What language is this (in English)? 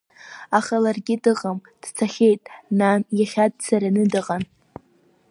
Abkhazian